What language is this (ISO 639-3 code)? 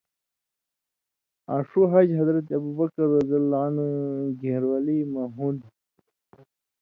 mvy